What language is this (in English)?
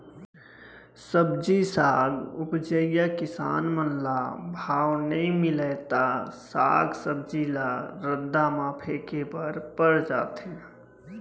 Chhattisgarhi